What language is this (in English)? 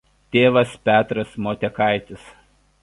Lithuanian